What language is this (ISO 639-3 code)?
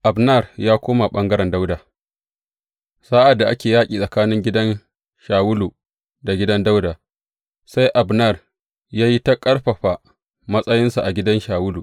hau